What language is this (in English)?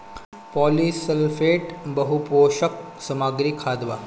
Bhojpuri